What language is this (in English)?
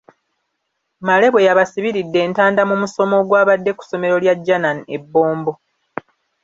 Ganda